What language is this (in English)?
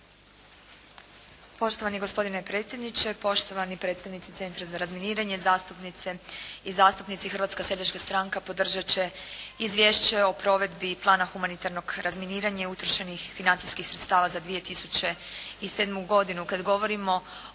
Croatian